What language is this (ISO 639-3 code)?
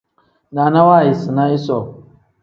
kdh